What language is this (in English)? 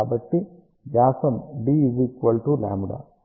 Telugu